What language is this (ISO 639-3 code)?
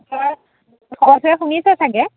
asm